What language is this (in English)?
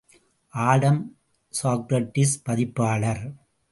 Tamil